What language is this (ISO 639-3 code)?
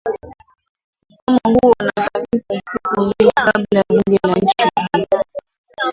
swa